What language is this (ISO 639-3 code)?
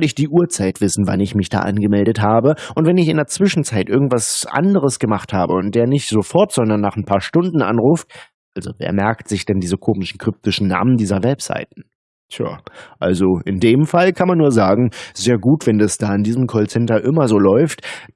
deu